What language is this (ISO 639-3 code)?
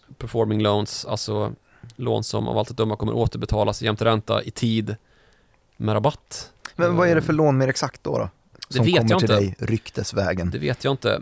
swe